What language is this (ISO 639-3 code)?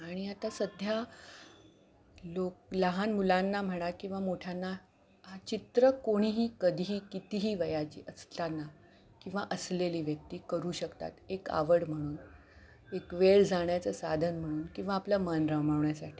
mar